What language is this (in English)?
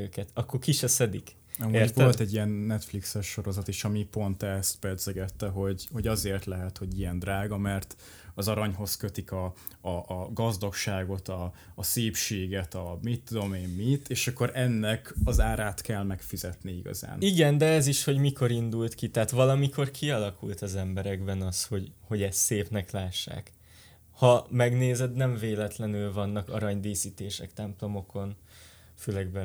Hungarian